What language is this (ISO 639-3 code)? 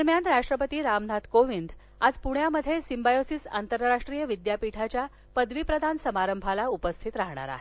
mar